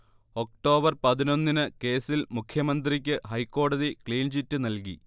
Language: Malayalam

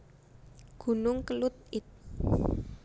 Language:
Javanese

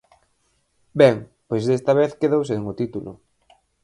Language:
Galician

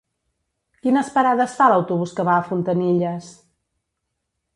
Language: Catalan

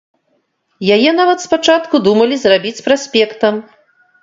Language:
Belarusian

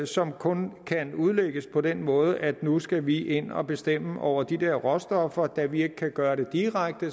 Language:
Danish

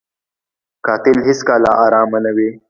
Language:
Pashto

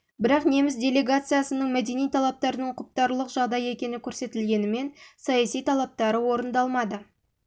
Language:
Kazakh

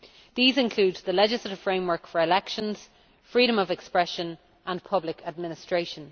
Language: English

